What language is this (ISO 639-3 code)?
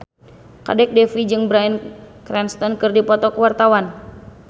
sun